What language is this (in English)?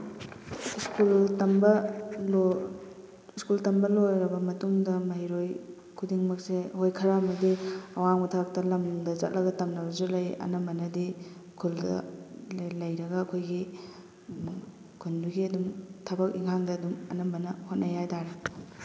Manipuri